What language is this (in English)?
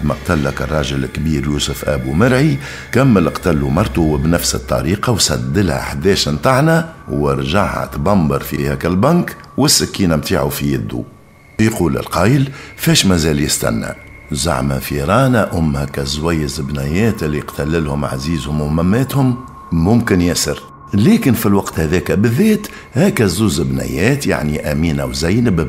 Arabic